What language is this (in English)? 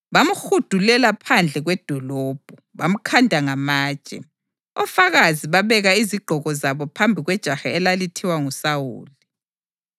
North Ndebele